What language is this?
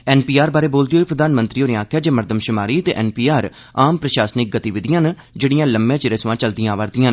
Dogri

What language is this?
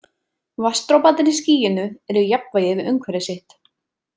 Icelandic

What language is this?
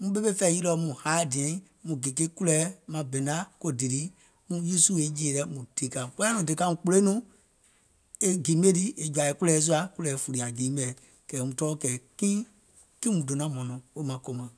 Gola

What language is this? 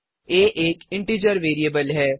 Hindi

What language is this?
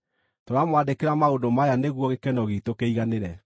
Kikuyu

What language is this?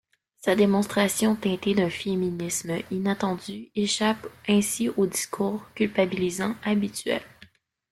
French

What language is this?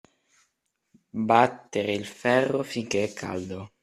Italian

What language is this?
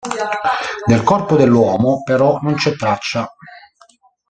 Italian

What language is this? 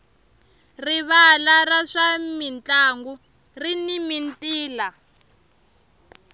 Tsonga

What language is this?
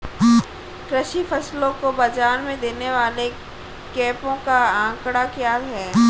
Hindi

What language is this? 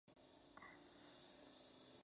Spanish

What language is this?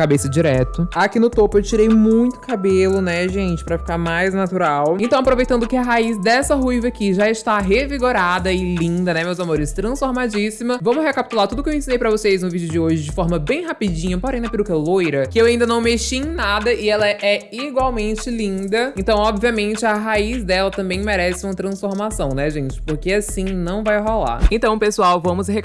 Portuguese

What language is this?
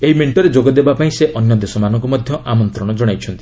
Odia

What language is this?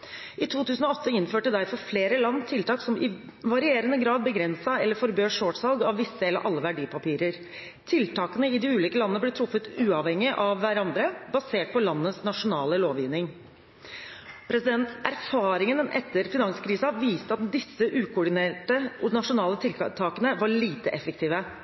Norwegian Bokmål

